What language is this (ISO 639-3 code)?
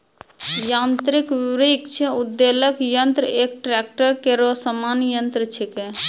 mai